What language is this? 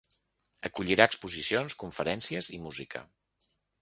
Catalan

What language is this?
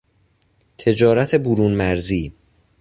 Persian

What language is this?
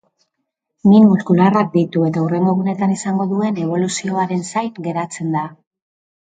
Basque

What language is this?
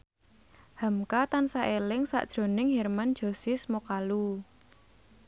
Javanese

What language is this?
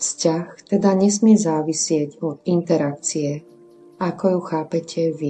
Slovak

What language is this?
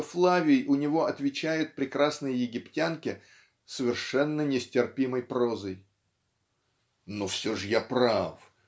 Russian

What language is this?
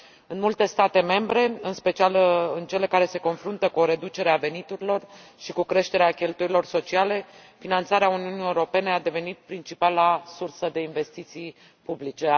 Romanian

